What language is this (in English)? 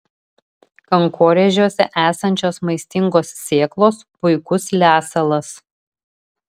Lithuanian